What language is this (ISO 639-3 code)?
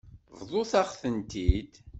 kab